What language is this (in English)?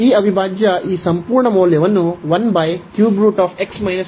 Kannada